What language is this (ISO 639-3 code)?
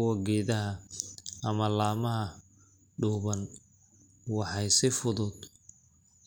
som